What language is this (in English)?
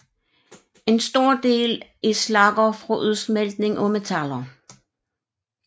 Danish